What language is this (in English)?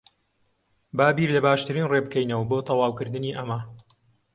Central Kurdish